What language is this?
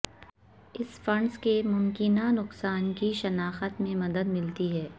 Urdu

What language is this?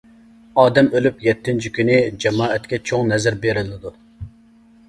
Uyghur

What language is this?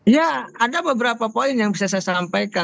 Indonesian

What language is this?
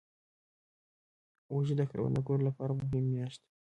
Pashto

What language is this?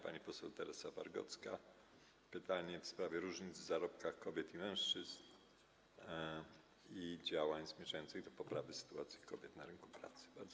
Polish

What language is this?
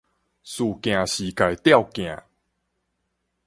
Min Nan Chinese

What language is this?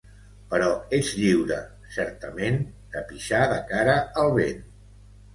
Catalan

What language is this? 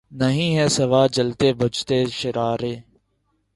Urdu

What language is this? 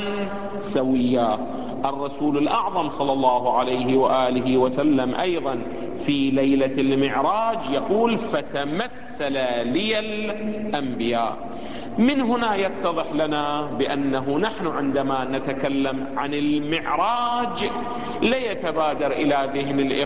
Arabic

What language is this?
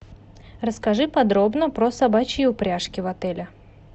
Russian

